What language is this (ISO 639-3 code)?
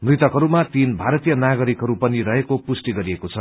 nep